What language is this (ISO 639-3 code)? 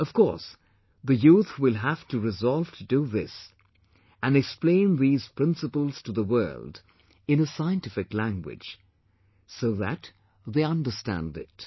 eng